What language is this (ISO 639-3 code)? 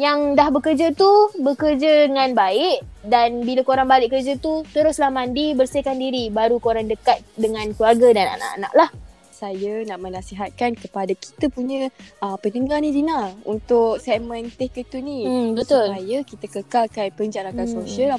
msa